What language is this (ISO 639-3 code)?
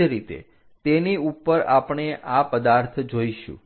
guj